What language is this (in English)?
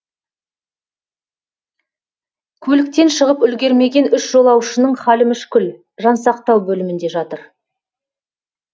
Kazakh